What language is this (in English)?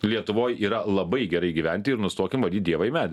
Lithuanian